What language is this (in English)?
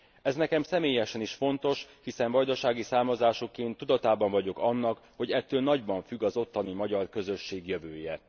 Hungarian